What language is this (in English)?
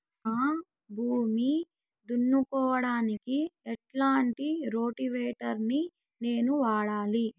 Telugu